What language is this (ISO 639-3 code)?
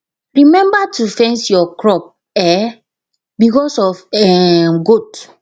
pcm